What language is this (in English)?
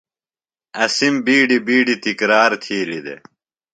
Phalura